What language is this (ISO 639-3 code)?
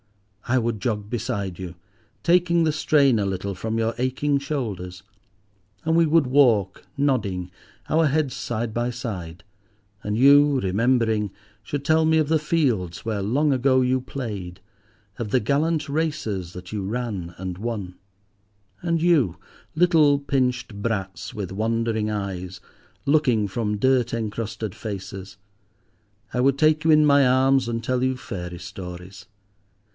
eng